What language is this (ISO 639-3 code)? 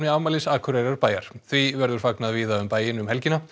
isl